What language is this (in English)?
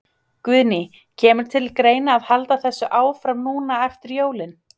Icelandic